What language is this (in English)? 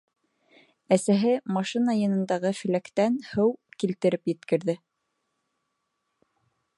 Bashkir